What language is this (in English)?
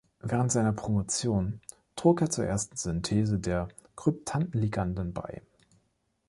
German